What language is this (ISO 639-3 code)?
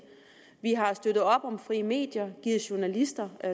dan